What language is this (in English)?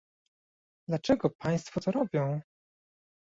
Polish